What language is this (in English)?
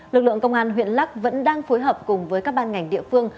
Vietnamese